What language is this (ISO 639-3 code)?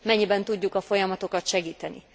hun